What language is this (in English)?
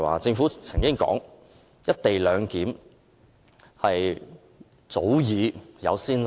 Cantonese